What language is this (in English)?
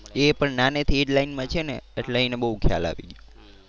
Gujarati